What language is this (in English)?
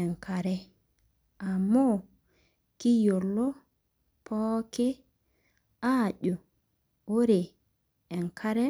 Masai